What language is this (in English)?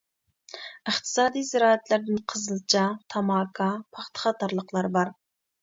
Uyghur